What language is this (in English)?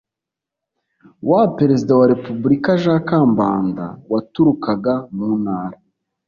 Kinyarwanda